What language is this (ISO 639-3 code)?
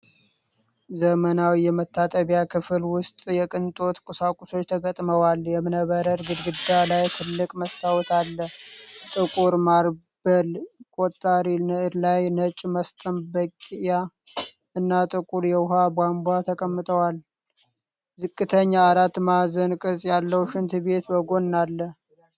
amh